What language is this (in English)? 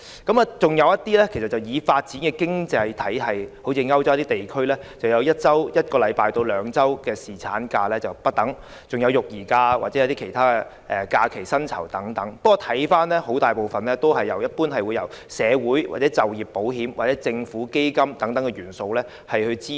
Cantonese